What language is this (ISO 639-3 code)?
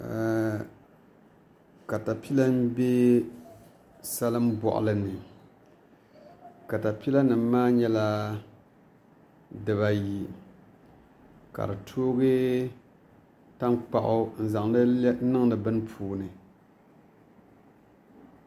dag